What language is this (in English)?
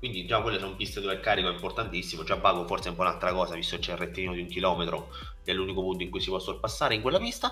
Italian